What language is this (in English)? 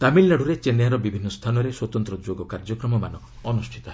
Odia